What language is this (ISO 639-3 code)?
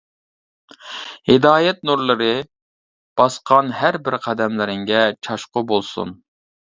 uig